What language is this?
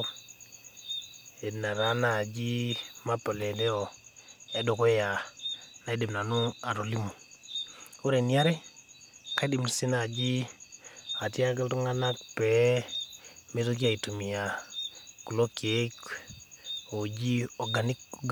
Masai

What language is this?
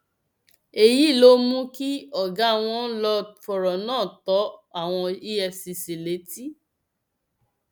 Yoruba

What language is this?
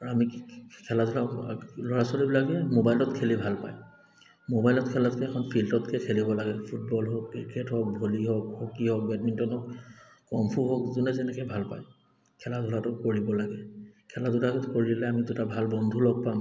Assamese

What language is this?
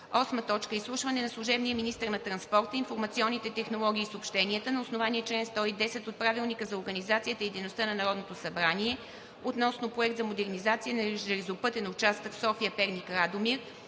Bulgarian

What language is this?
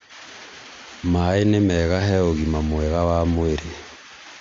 Kikuyu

